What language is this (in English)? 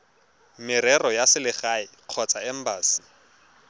Tswana